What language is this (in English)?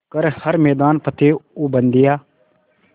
Hindi